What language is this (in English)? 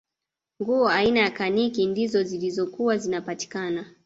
Swahili